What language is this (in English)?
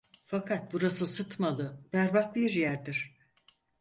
Turkish